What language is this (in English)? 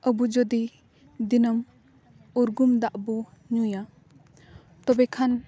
Santali